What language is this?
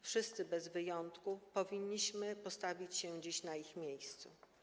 Polish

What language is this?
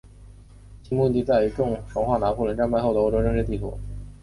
Chinese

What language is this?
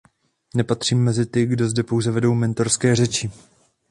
Czech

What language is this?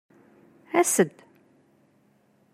Kabyle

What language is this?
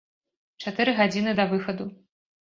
Belarusian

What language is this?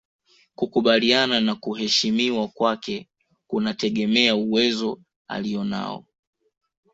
Swahili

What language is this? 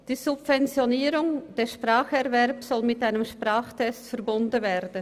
Swiss German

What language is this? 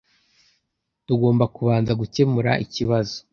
Kinyarwanda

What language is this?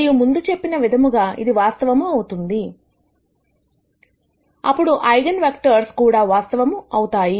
Telugu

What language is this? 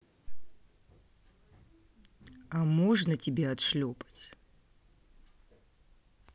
Russian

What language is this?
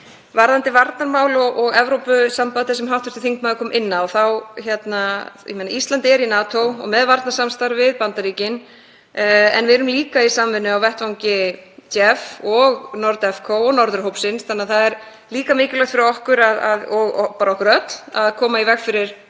Icelandic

